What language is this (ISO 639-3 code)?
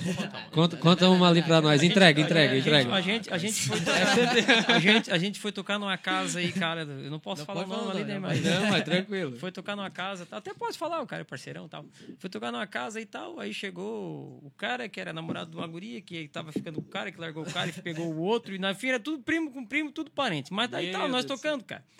por